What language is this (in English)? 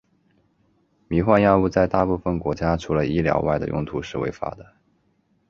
Chinese